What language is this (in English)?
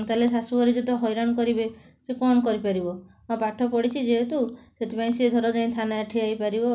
Odia